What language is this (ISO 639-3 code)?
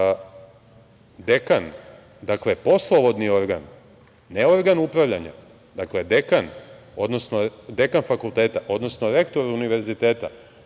srp